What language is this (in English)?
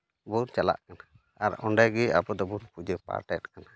Santali